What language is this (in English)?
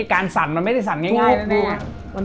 Thai